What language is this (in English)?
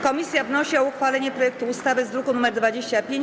Polish